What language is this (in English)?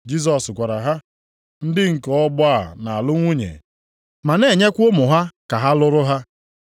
Igbo